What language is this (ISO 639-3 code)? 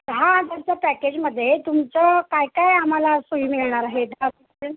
mar